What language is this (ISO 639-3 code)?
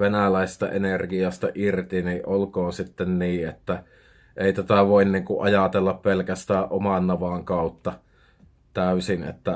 fin